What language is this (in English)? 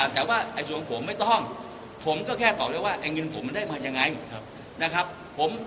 Thai